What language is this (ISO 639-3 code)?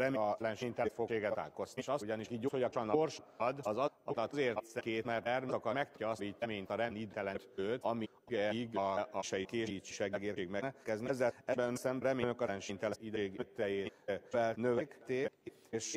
hun